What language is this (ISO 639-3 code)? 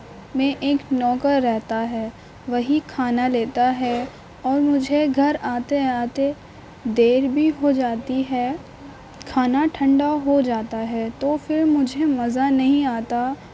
urd